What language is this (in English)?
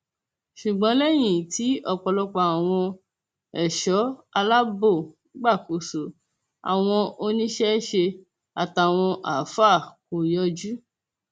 Yoruba